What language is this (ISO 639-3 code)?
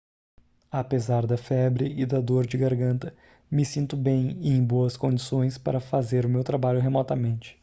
por